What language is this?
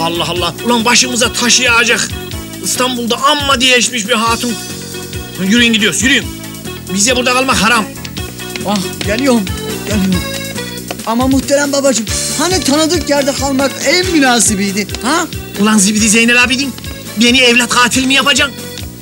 Turkish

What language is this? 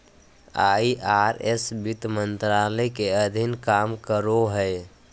Magahi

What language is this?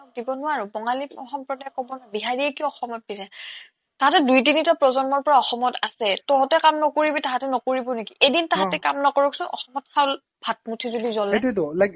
Assamese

